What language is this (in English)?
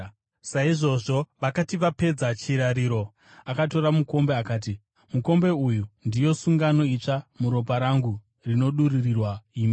Shona